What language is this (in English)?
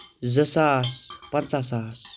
Kashmiri